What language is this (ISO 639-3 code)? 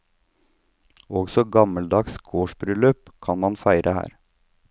nor